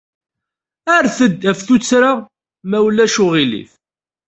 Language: Kabyle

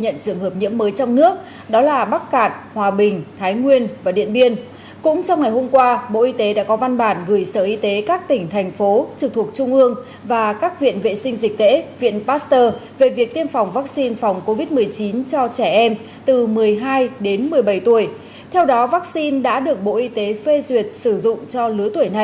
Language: Vietnamese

